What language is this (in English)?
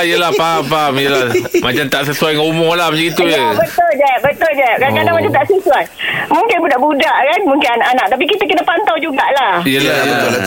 Malay